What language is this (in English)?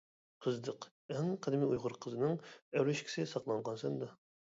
Uyghur